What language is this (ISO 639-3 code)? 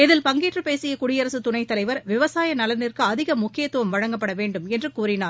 tam